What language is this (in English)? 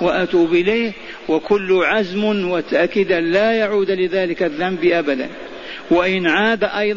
Arabic